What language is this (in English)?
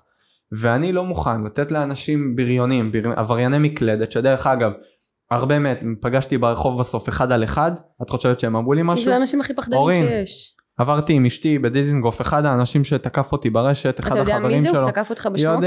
Hebrew